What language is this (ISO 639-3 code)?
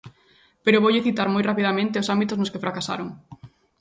glg